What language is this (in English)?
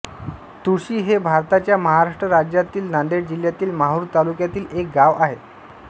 Marathi